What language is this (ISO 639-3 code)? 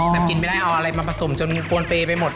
tha